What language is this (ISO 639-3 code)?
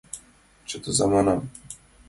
chm